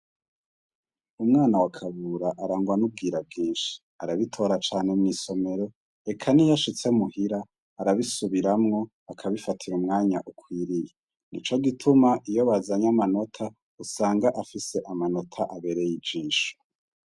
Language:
Rundi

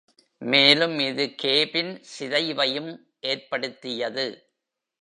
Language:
Tamil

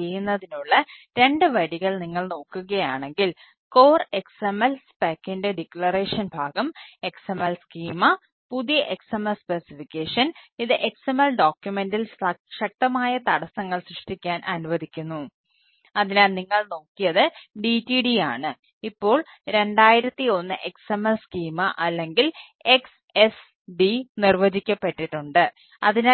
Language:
Malayalam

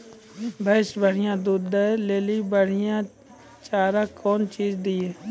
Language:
Maithili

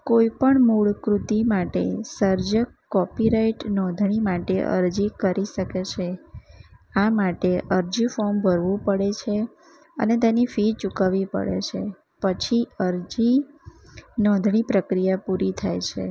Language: Gujarati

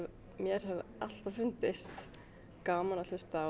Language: Icelandic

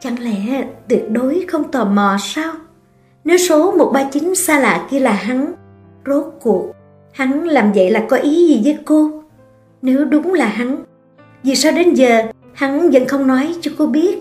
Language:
Vietnamese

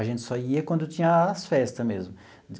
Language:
Portuguese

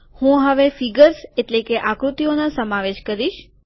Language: Gujarati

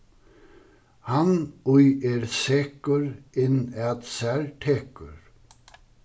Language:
Faroese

